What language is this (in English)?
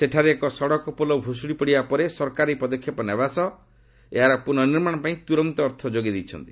Odia